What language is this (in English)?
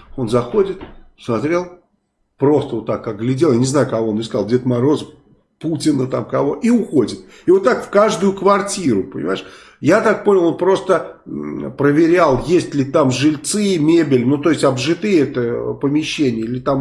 Russian